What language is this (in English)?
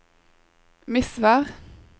Norwegian